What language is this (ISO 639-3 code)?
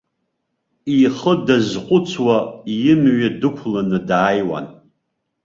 abk